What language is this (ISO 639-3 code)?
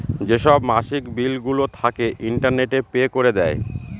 ben